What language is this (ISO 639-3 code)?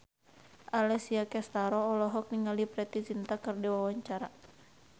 sun